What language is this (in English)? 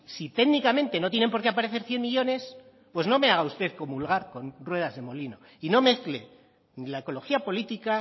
Spanish